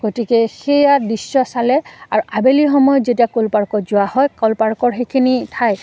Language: Assamese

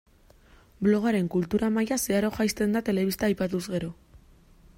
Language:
Basque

